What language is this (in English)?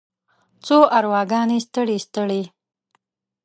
Pashto